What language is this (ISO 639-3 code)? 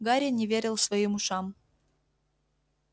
rus